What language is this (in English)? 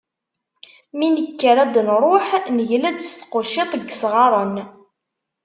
Kabyle